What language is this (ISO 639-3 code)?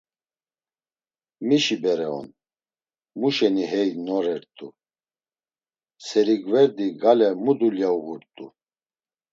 lzz